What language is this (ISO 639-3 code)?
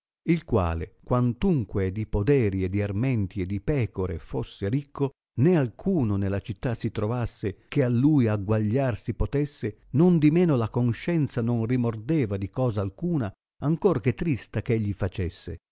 ita